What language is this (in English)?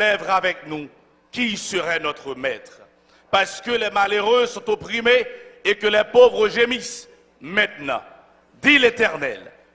French